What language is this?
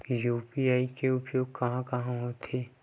Chhattisgarhi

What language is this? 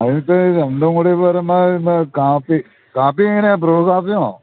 Malayalam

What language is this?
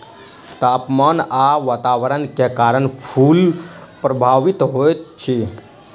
Maithili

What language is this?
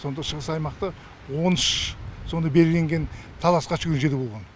Kazakh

